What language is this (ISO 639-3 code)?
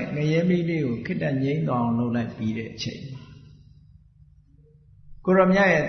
vie